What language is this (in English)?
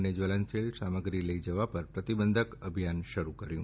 Gujarati